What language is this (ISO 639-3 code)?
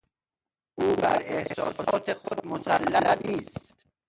fas